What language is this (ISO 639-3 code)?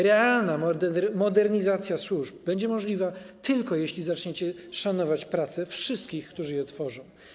pol